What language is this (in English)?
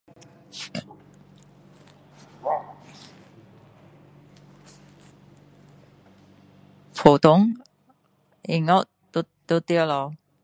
Min Dong Chinese